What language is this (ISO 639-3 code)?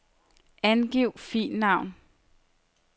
dan